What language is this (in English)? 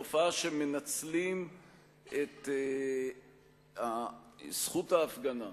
Hebrew